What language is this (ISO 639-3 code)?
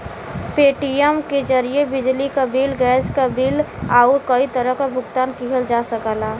bho